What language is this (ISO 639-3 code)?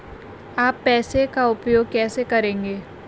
hin